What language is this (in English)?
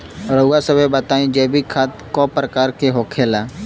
Bhojpuri